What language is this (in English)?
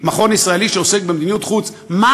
Hebrew